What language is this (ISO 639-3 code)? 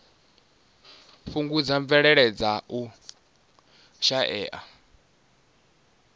ven